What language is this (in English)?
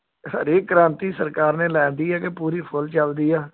Punjabi